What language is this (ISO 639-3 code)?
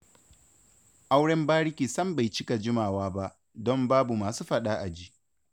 hau